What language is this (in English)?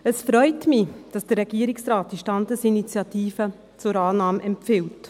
Swiss German